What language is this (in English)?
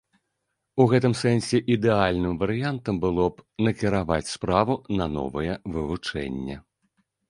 Belarusian